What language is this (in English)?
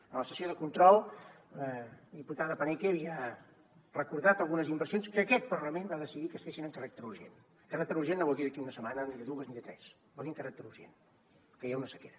Catalan